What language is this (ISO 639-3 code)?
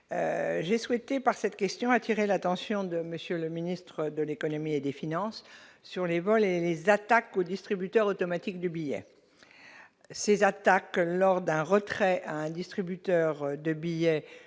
fra